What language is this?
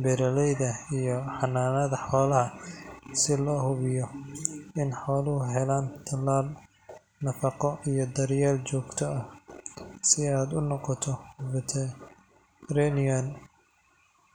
Somali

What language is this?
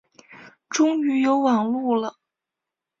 Chinese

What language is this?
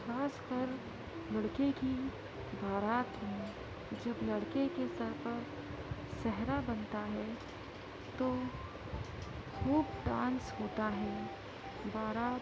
Urdu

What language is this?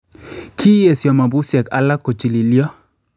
Kalenjin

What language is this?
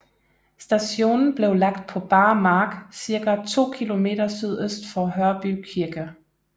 Danish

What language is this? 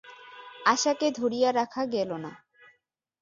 Bangla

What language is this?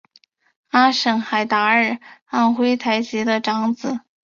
Chinese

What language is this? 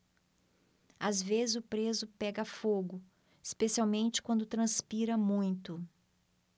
Portuguese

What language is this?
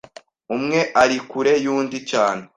Kinyarwanda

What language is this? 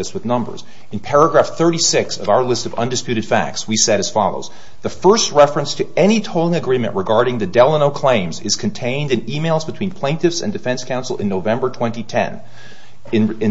English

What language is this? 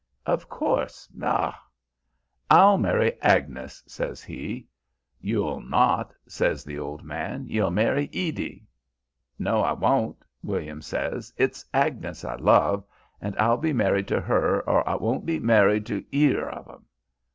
English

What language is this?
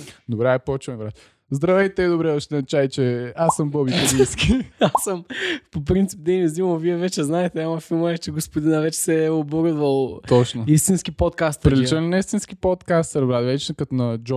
Bulgarian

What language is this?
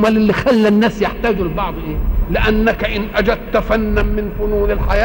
Arabic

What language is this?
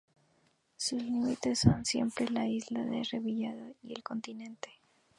Spanish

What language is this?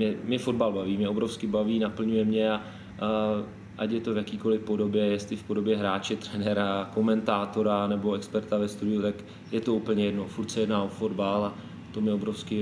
Czech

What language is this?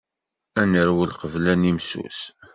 Kabyle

